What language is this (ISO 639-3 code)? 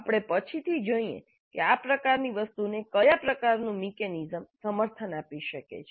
guj